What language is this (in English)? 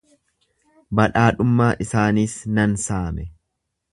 Oromo